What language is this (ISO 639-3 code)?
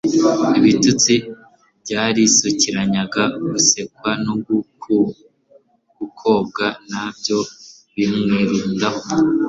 kin